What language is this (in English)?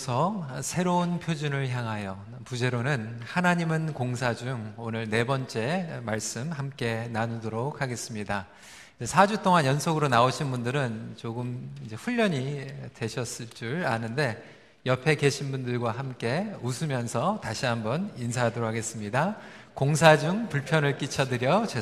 Korean